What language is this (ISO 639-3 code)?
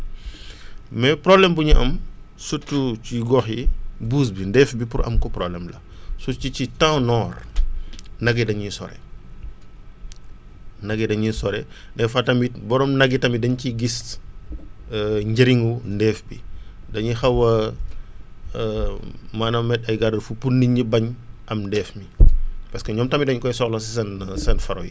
wol